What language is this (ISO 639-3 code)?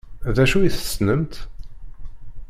kab